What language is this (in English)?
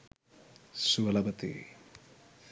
Sinhala